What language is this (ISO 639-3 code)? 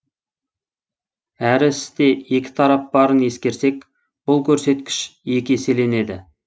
kaz